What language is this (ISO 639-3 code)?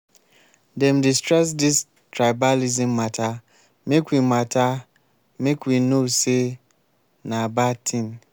pcm